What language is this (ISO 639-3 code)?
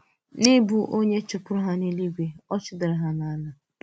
ibo